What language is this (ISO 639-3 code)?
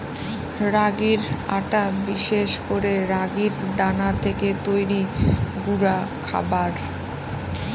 ben